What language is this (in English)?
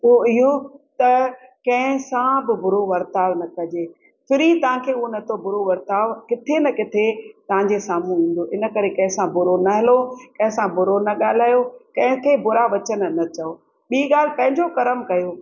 Sindhi